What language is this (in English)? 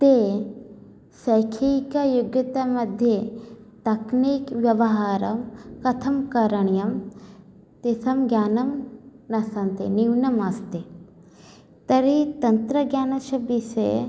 Sanskrit